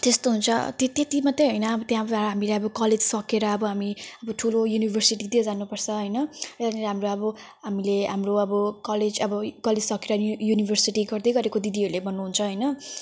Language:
Nepali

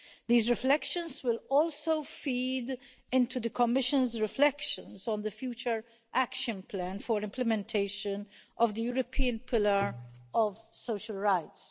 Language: English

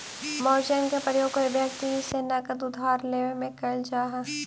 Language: Magahi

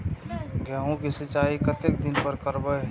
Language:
Maithili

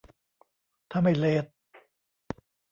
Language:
Thai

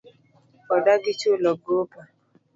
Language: Luo (Kenya and Tanzania)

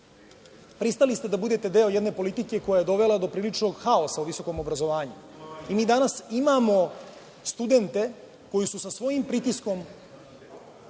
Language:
Serbian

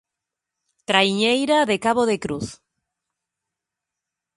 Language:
Galician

